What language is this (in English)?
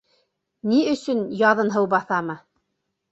Bashkir